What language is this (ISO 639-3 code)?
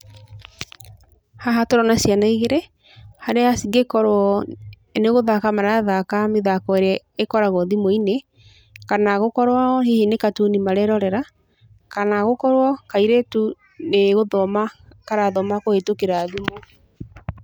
kik